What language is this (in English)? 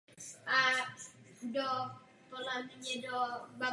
Czech